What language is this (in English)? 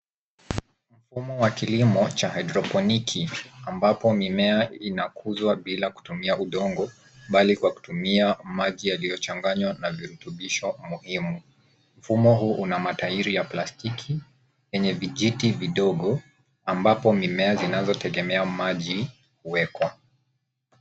Swahili